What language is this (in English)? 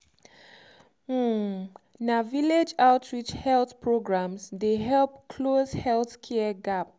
Nigerian Pidgin